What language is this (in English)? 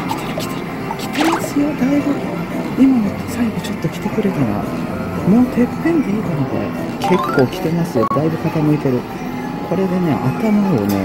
Japanese